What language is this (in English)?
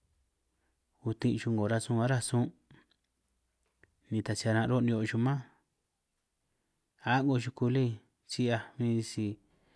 San Martín Itunyoso Triqui